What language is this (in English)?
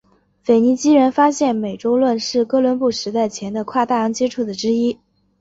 Chinese